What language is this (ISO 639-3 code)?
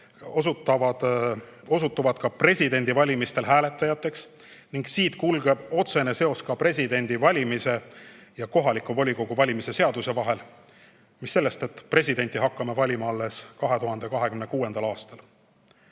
est